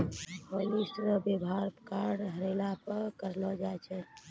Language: Maithili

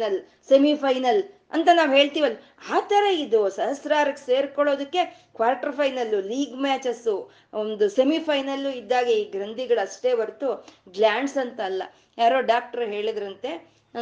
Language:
Kannada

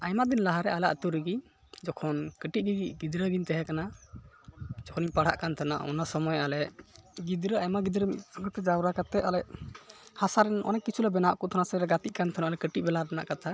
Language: Santali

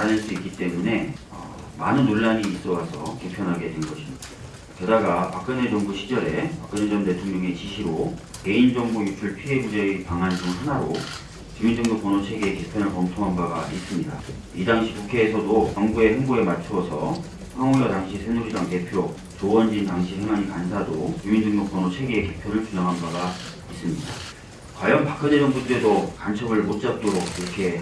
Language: Korean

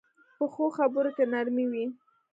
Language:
Pashto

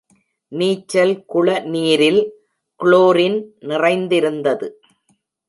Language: Tamil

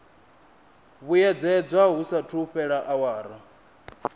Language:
Venda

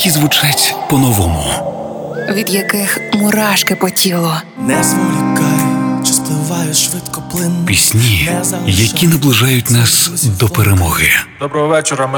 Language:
Ukrainian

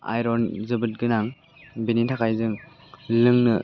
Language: Bodo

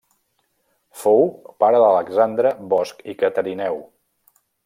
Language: Catalan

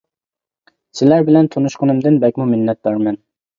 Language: Uyghur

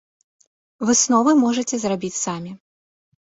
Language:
Belarusian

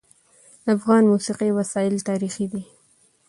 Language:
Pashto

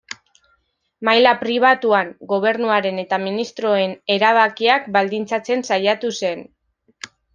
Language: Basque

